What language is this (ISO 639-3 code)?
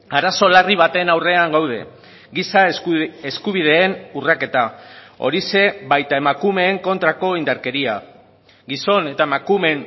eus